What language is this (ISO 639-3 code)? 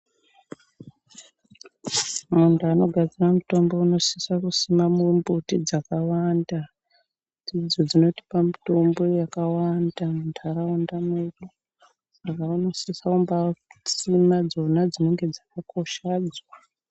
ndc